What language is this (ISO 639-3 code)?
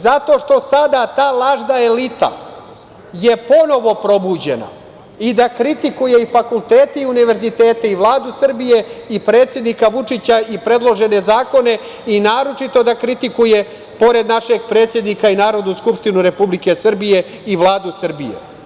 srp